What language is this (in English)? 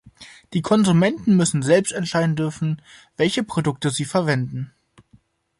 German